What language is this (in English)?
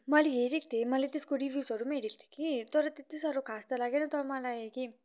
Nepali